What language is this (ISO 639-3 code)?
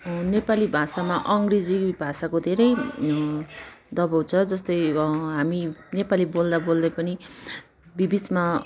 nep